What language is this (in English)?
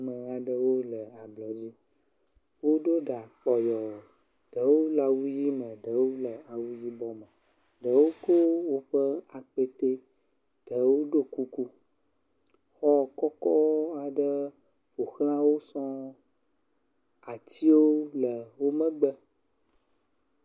Ewe